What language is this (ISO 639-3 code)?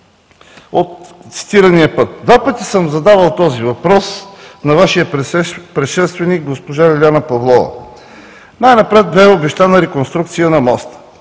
bul